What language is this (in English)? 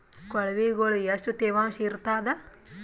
Kannada